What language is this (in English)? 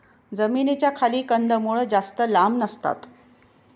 Marathi